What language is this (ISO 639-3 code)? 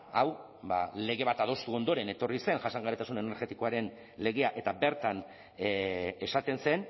eus